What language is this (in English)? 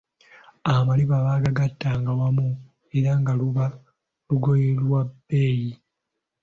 Ganda